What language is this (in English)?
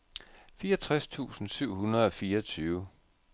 Danish